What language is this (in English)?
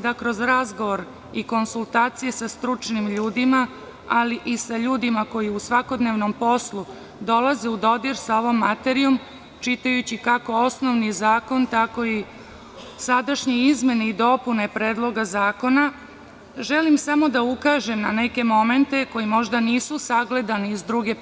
Serbian